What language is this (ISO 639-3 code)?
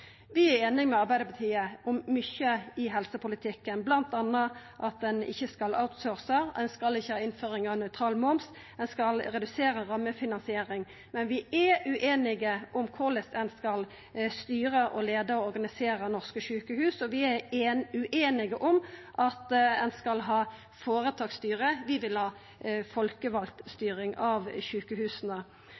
nno